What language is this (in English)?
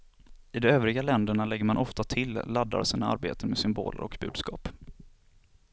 Swedish